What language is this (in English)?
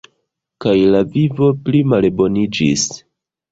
Esperanto